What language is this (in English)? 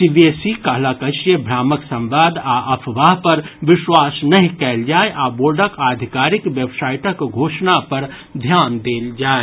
Maithili